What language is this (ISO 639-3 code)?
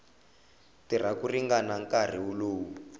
tso